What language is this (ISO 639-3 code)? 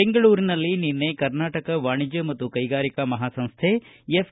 kan